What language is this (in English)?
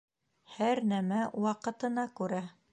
Bashkir